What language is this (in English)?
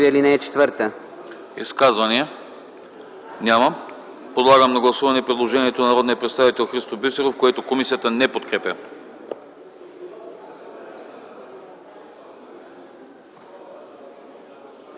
Bulgarian